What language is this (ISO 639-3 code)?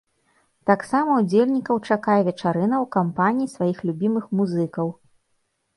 bel